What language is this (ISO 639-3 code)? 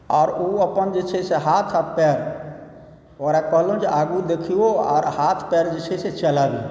mai